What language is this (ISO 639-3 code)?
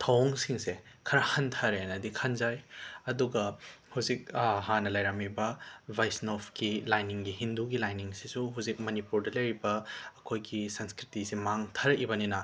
mni